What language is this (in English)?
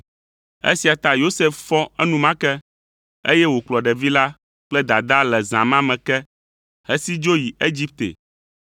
Ewe